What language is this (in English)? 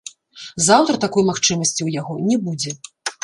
Belarusian